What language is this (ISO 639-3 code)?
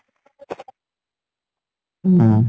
asm